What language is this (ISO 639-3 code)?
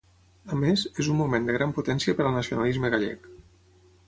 cat